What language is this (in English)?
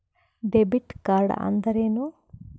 Kannada